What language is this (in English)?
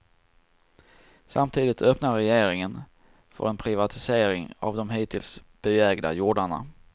Swedish